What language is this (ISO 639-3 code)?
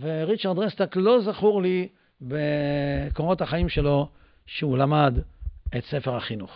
heb